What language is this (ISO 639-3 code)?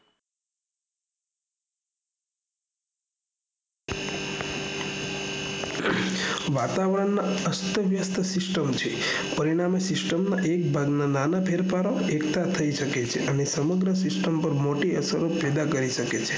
guj